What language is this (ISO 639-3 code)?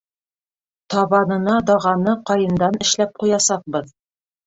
bak